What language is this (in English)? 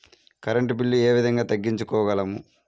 Telugu